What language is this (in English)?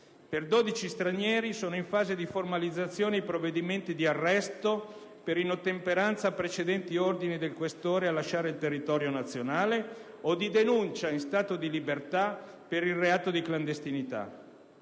Italian